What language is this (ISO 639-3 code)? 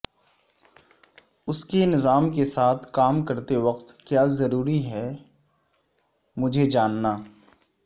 urd